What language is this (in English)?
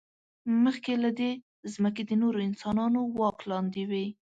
Pashto